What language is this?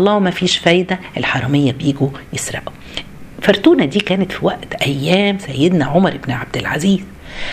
Arabic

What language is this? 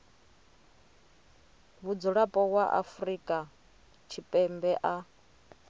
Venda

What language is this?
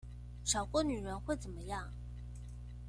Chinese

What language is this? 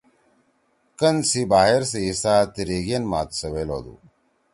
Torwali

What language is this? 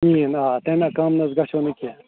Kashmiri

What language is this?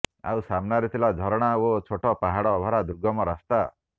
Odia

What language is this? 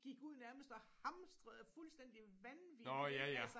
Danish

